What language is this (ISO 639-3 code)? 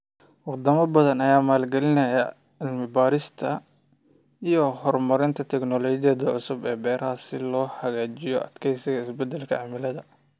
som